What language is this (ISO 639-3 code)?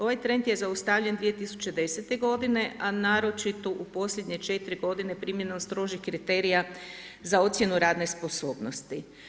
hrv